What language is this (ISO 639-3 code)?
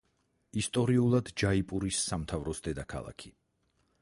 kat